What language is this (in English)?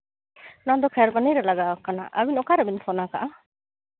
Santali